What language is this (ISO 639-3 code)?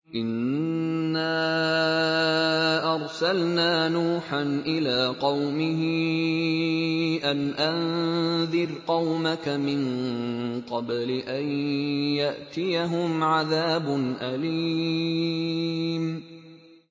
ara